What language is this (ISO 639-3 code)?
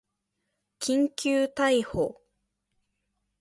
jpn